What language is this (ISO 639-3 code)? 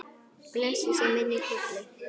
isl